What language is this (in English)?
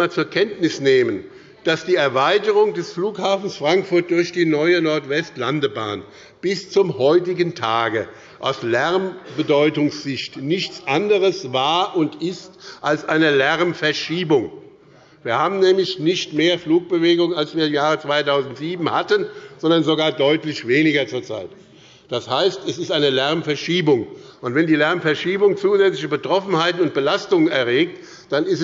German